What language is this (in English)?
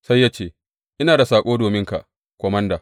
Hausa